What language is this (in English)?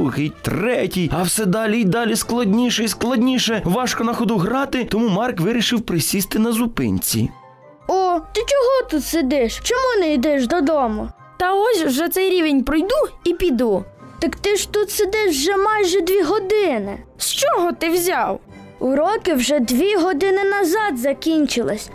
Ukrainian